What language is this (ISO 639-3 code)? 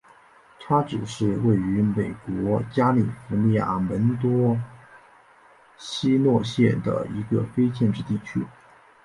zho